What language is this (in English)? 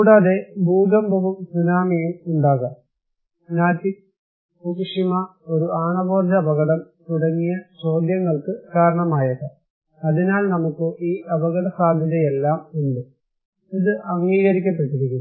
Malayalam